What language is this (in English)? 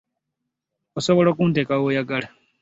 Ganda